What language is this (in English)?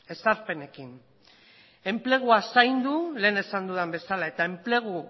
Basque